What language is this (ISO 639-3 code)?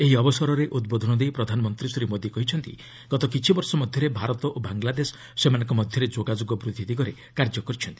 ori